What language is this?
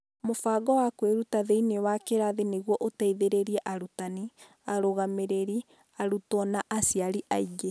Kikuyu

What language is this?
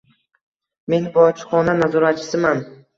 Uzbek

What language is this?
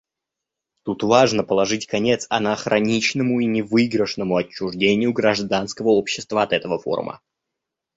Russian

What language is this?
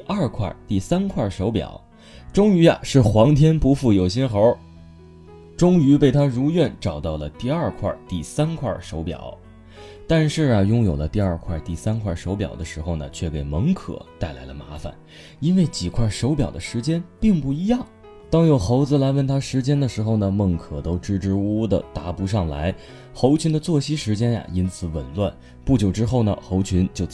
Chinese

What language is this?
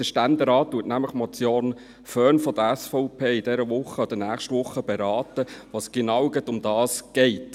Swiss German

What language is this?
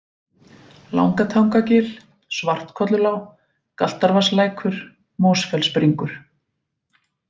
Icelandic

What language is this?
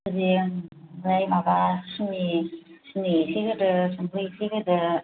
Bodo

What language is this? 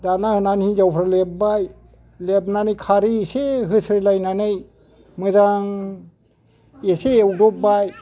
Bodo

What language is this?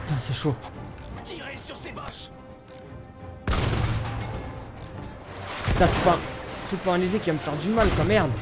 French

